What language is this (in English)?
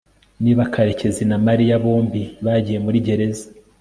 Kinyarwanda